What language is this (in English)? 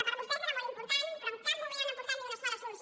Catalan